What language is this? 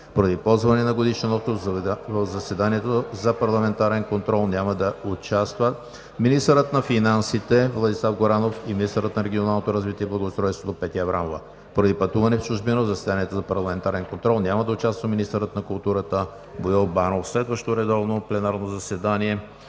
Bulgarian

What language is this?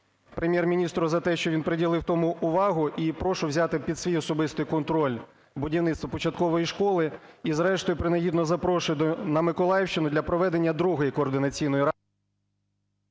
Ukrainian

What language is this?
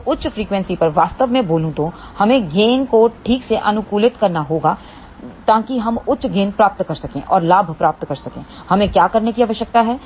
Hindi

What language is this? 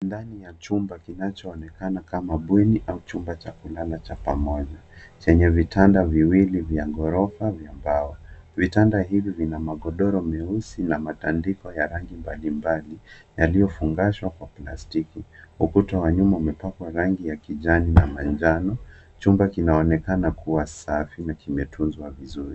Swahili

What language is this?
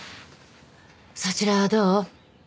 Japanese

